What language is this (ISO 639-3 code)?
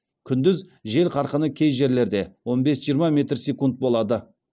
kaz